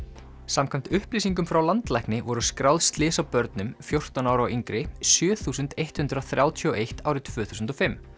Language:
Icelandic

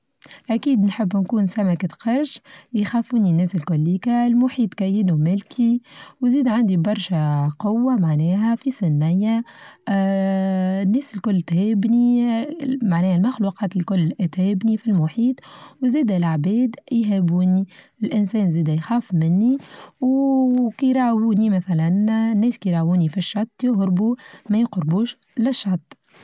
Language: Tunisian Arabic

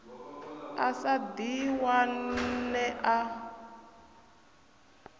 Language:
Venda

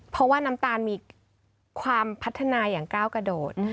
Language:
Thai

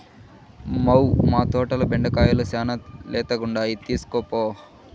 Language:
Telugu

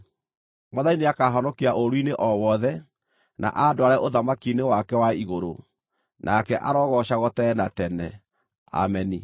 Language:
Kikuyu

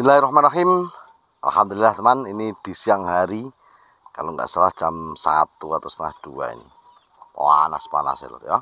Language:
Indonesian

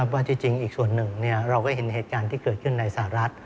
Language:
Thai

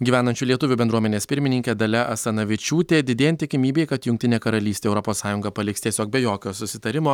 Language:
Lithuanian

